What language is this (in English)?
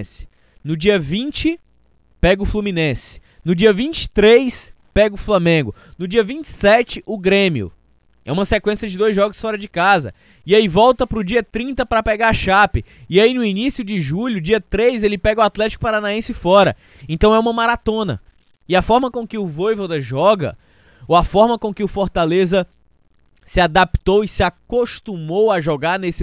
Portuguese